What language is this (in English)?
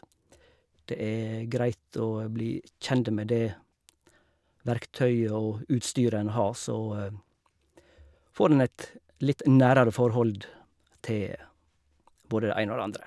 Norwegian